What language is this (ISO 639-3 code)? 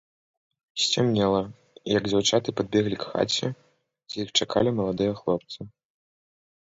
bel